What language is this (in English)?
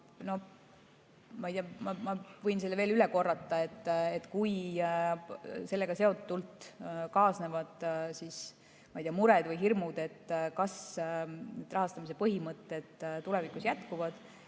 Estonian